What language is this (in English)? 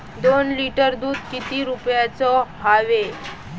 Marathi